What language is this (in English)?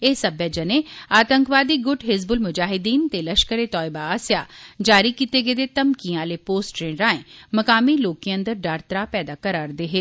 Dogri